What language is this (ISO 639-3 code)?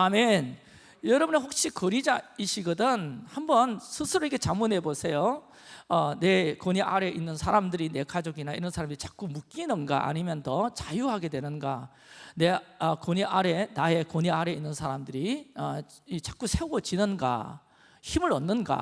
kor